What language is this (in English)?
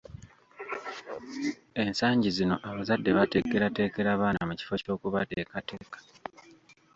Ganda